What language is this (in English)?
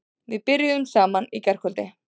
Icelandic